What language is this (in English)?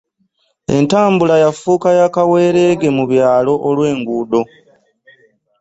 Ganda